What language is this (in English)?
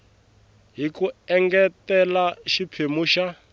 Tsonga